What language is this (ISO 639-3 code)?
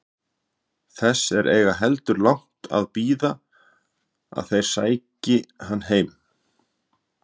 isl